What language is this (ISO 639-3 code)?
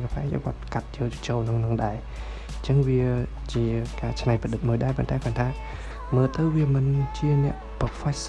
vie